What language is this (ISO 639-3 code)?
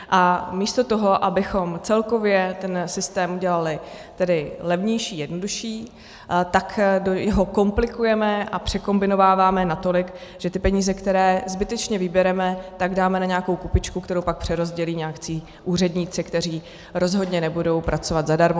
ces